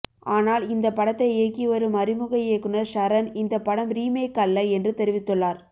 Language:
Tamil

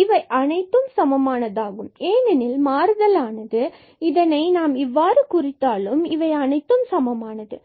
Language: Tamil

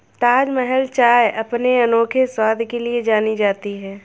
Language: Hindi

